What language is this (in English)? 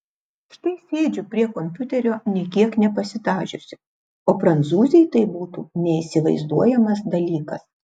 Lithuanian